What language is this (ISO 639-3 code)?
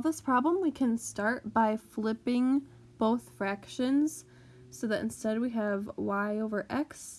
eng